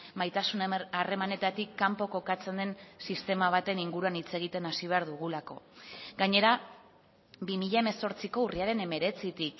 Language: Basque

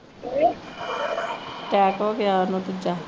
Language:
Punjabi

